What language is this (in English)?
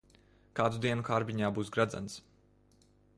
Latvian